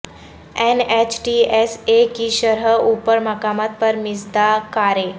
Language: Urdu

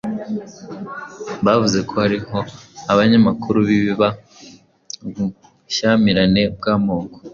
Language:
Kinyarwanda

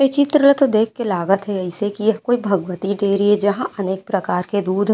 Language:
Chhattisgarhi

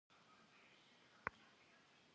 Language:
Kabardian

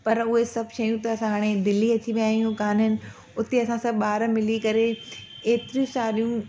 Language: Sindhi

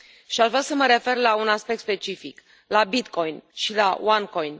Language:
Romanian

